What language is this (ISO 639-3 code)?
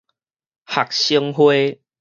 nan